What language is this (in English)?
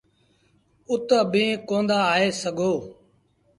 Sindhi Bhil